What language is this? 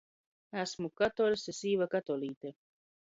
Latgalian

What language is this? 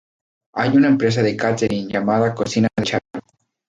Spanish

